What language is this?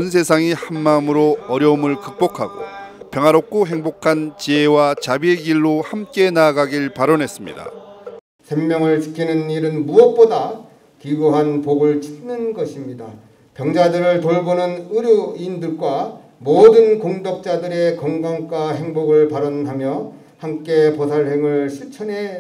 Korean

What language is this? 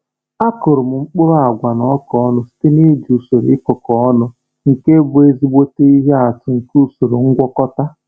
Igbo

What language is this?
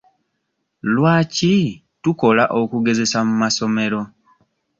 Ganda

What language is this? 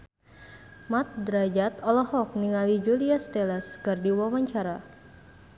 Sundanese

